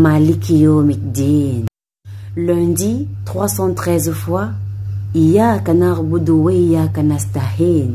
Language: French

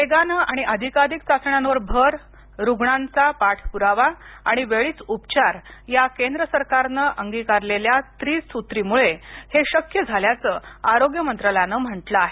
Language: Marathi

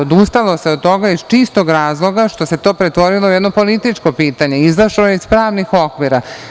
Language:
Serbian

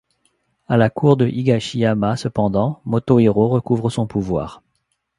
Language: French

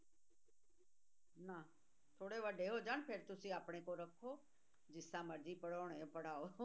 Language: Punjabi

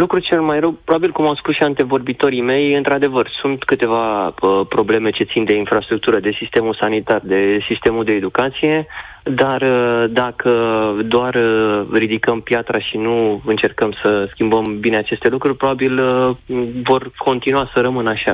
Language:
Romanian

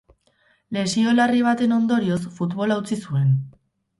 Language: Basque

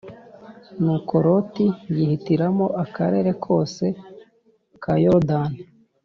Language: Kinyarwanda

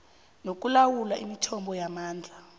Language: South Ndebele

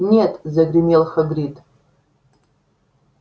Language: Russian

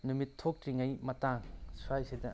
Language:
Manipuri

